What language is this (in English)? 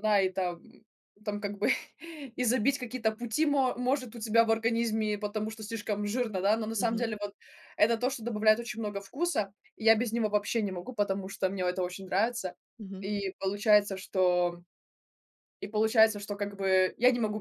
Russian